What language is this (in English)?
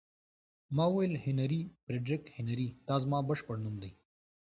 Pashto